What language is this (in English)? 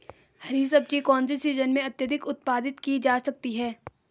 Hindi